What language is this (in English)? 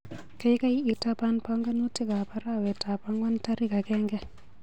Kalenjin